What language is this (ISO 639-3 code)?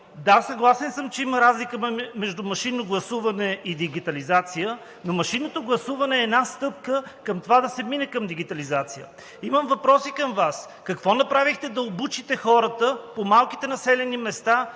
bul